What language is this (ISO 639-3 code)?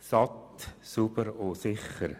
gsw